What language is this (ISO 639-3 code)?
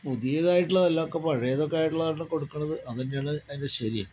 mal